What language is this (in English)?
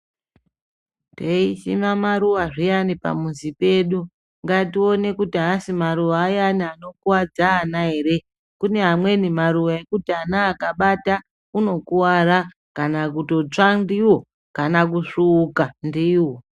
Ndau